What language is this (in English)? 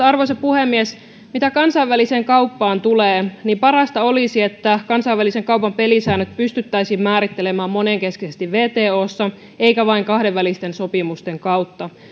Finnish